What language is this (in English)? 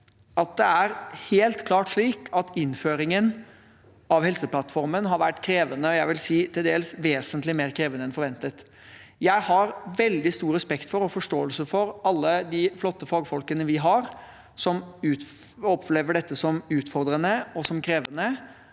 Norwegian